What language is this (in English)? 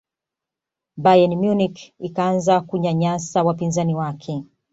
Swahili